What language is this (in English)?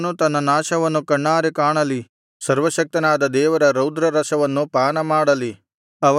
Kannada